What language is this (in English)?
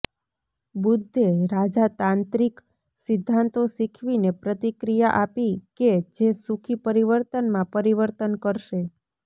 Gujarati